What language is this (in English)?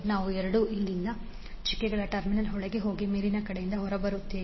Kannada